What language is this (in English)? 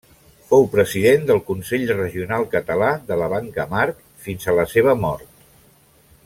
Catalan